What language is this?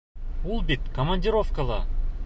Bashkir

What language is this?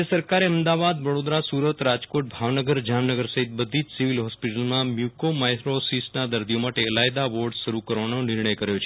Gujarati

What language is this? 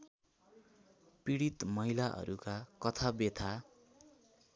Nepali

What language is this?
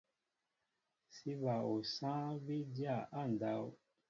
Mbo (Cameroon)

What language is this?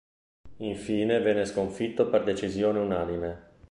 Italian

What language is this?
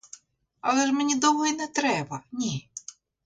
Ukrainian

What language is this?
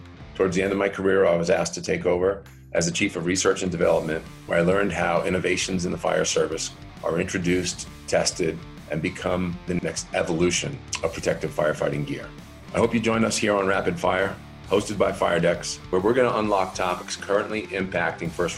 English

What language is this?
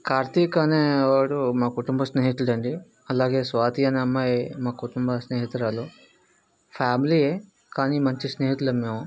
Telugu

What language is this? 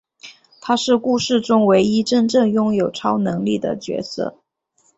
Chinese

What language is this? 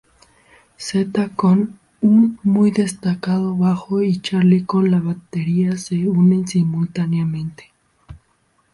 Spanish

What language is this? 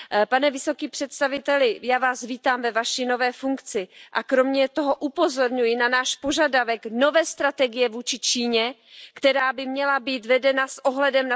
Czech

